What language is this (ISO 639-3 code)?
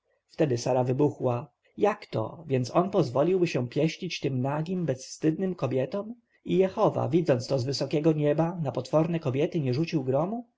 pol